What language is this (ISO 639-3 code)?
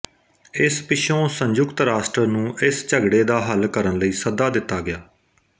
pan